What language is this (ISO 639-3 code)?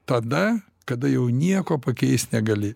lit